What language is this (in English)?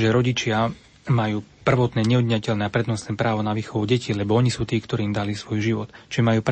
Slovak